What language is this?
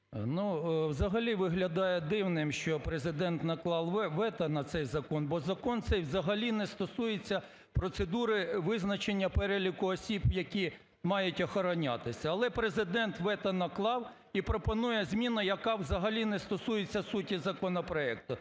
Ukrainian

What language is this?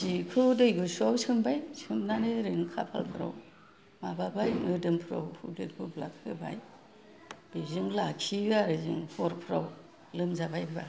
Bodo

